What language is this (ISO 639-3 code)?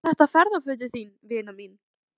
isl